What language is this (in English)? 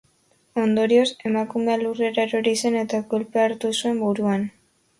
Basque